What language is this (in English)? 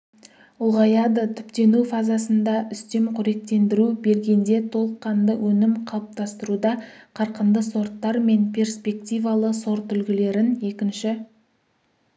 Kazakh